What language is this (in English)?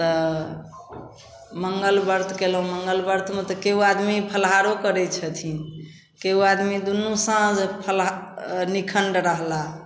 Maithili